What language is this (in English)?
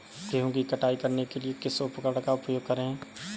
Hindi